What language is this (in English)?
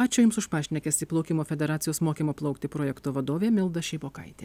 Lithuanian